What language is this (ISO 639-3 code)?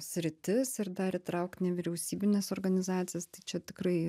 lit